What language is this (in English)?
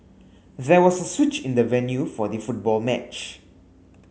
English